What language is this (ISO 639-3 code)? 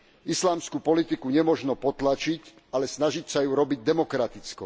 slk